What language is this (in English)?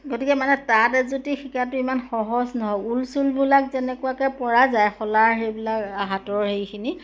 Assamese